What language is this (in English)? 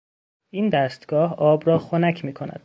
Persian